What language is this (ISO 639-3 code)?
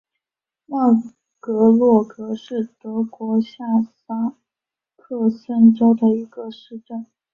zho